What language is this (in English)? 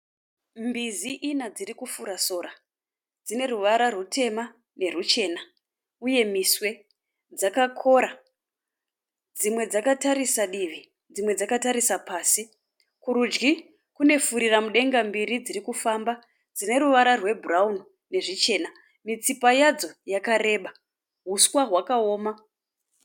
Shona